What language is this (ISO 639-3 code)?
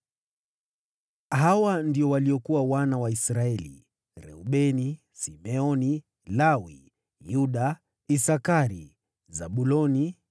swa